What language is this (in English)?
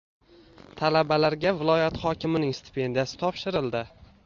Uzbek